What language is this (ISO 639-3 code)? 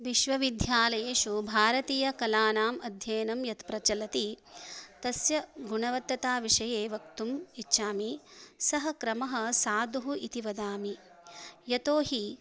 san